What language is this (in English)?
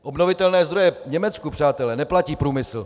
Czech